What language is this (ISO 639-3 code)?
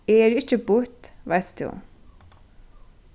fao